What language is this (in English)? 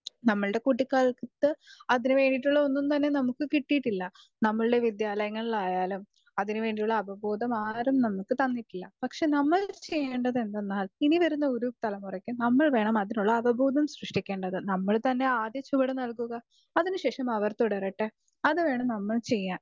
Malayalam